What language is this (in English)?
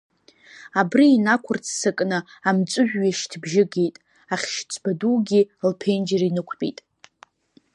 Abkhazian